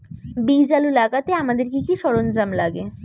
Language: Bangla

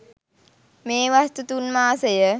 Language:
Sinhala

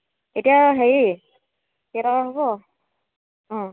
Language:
Assamese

